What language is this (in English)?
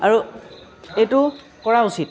Assamese